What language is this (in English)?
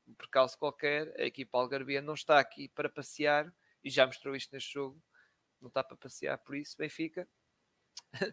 Portuguese